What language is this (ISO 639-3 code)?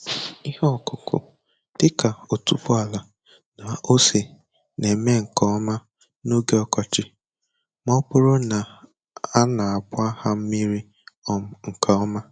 ibo